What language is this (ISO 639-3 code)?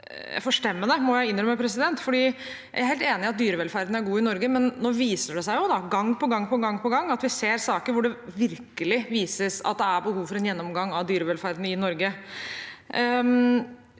nor